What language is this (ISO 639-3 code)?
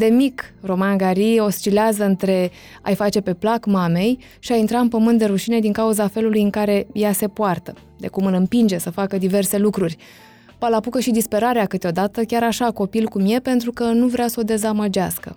ron